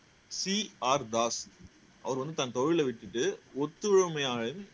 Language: Tamil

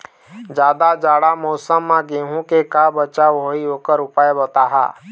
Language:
Chhattisgarhi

